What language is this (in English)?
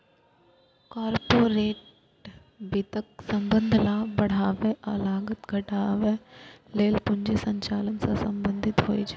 Maithili